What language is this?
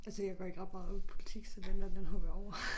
Danish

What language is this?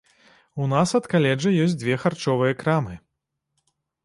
Belarusian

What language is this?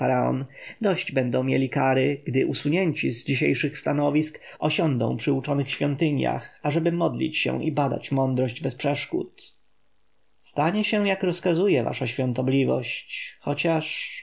Polish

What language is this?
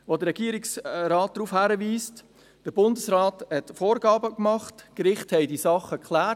Swiss German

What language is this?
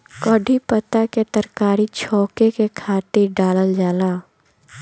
Bhojpuri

